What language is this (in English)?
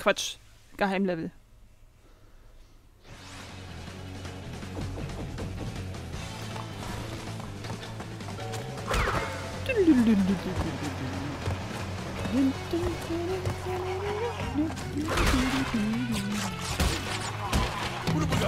German